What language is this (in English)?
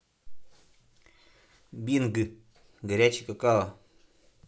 Russian